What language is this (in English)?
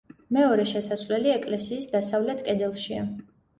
Georgian